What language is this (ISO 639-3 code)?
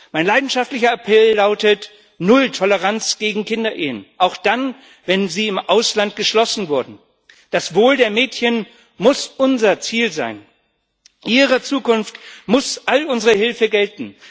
deu